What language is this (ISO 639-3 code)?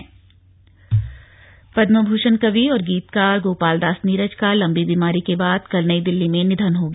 hin